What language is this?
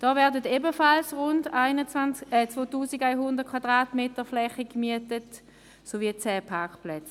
Swiss German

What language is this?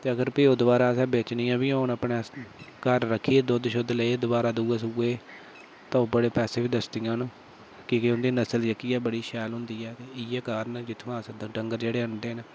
Dogri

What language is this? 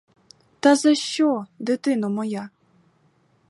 Ukrainian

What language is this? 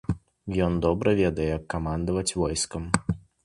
Belarusian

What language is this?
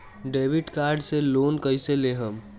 Bhojpuri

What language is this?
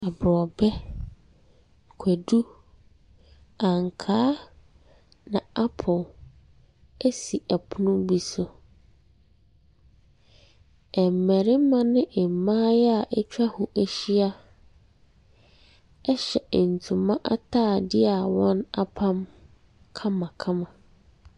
Akan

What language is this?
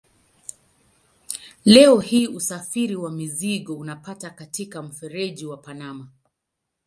Swahili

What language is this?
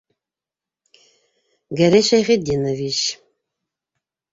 Bashkir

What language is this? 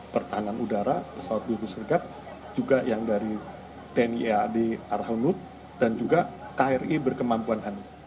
Indonesian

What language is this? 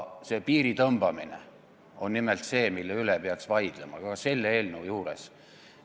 Estonian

